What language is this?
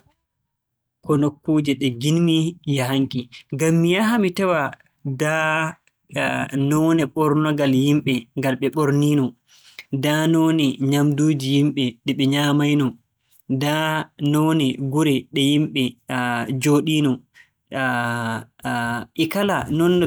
Borgu Fulfulde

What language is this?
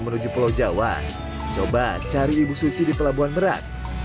Indonesian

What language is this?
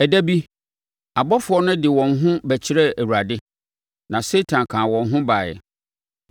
Akan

